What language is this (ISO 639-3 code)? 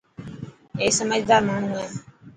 mki